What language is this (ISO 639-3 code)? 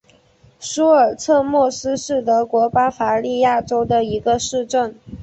zho